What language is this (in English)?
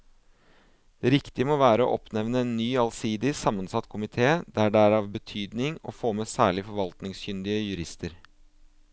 Norwegian